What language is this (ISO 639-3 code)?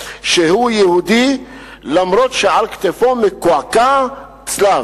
heb